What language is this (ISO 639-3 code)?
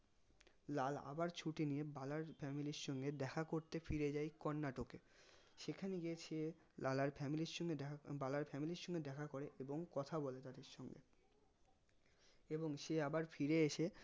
ben